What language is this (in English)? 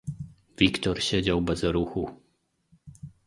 Polish